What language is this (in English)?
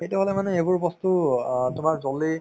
Assamese